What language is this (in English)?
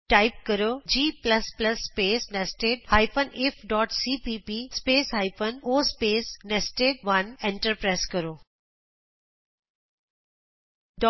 Punjabi